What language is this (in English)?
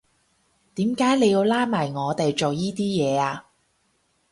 Cantonese